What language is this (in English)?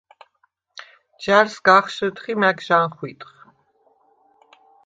Svan